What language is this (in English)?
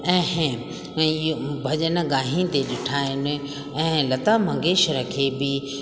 Sindhi